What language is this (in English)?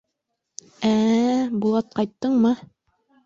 Bashkir